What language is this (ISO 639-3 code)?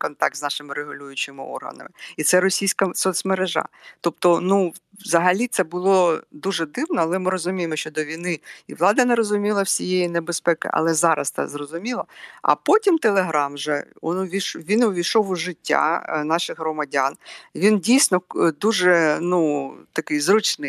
ukr